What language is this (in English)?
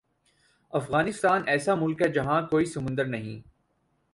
Urdu